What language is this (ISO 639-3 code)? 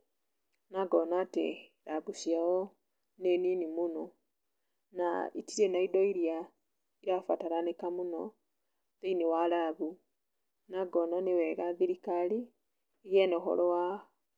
kik